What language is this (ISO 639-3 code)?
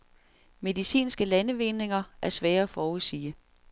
dan